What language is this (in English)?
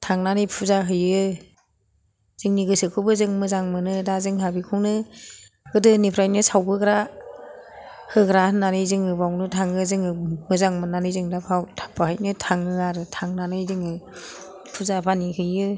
Bodo